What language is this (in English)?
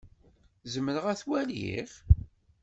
Kabyle